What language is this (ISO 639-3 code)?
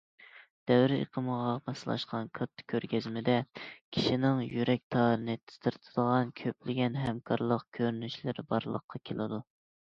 uig